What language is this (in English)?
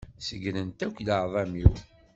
Kabyle